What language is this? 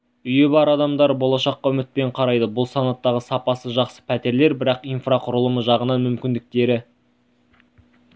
Kazakh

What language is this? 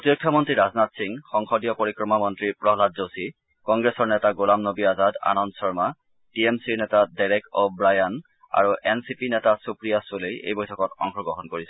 Assamese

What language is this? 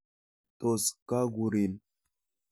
Kalenjin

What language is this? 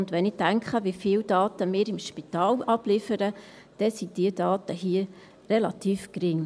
Swiss German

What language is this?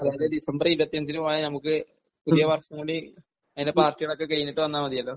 Malayalam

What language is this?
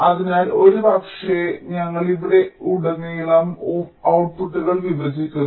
Malayalam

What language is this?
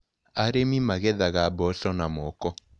Kikuyu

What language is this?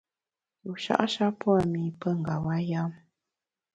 Bamun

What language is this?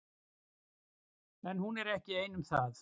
Icelandic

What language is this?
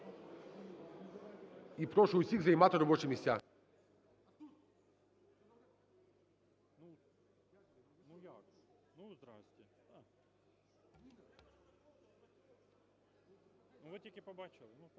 Ukrainian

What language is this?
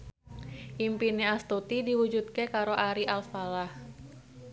Javanese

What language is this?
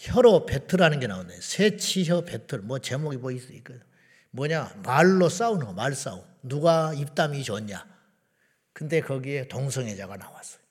Korean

